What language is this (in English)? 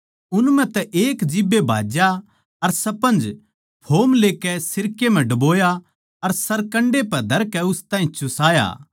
Haryanvi